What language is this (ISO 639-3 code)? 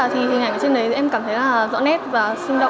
vie